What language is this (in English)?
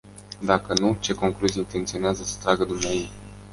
Romanian